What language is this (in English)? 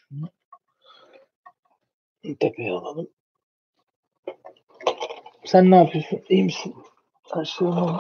Turkish